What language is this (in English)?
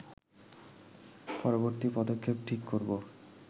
Bangla